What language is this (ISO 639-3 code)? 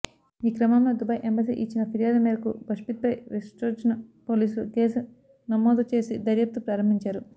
tel